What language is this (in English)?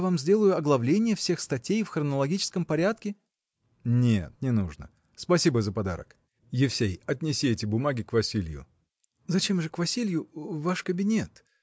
Russian